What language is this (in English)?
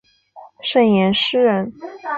Chinese